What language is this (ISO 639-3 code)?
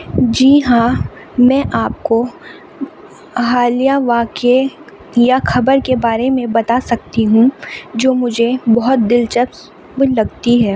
urd